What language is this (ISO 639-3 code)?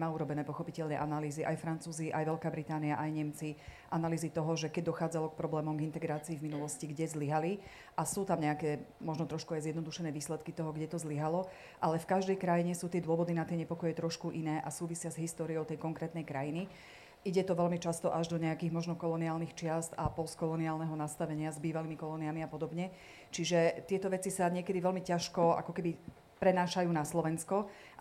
slk